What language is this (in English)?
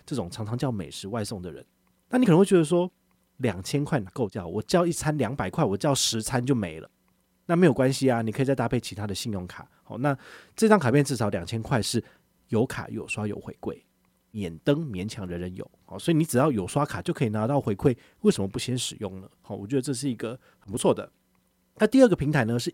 Chinese